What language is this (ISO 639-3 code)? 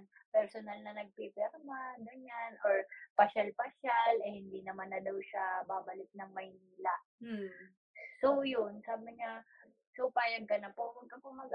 fil